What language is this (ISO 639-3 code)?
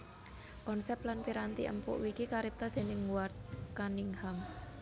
jav